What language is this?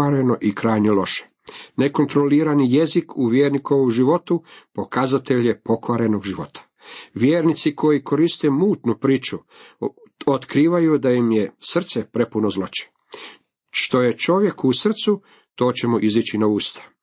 Croatian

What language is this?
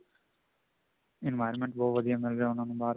Punjabi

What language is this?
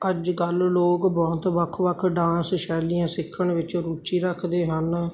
Punjabi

